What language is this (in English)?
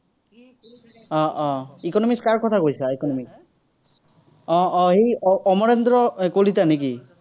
Assamese